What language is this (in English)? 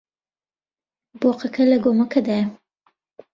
Central Kurdish